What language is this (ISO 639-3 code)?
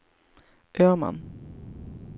swe